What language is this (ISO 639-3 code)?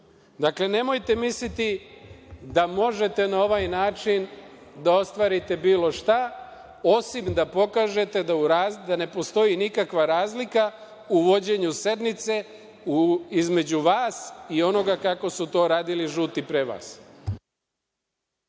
srp